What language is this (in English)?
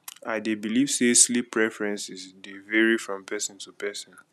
Nigerian Pidgin